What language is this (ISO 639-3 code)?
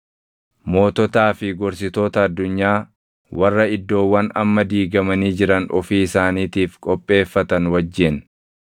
orm